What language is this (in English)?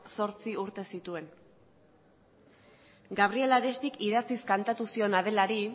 Basque